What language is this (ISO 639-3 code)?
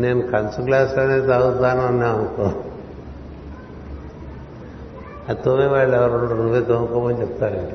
tel